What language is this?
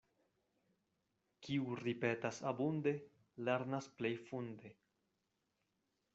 Esperanto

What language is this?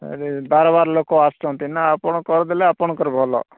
Odia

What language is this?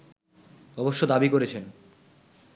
Bangla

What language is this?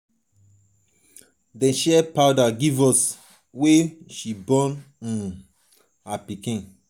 Nigerian Pidgin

